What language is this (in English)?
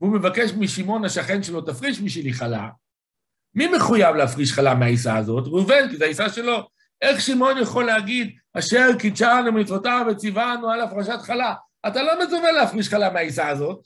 Hebrew